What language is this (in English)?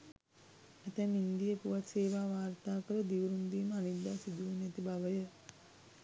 Sinhala